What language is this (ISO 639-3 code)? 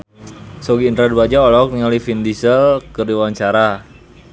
sun